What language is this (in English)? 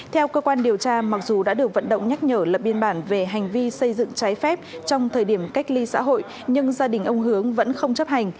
Vietnamese